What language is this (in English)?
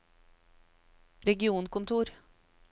Norwegian